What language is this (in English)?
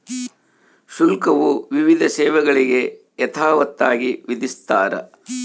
Kannada